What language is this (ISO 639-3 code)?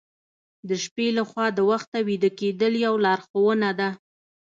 pus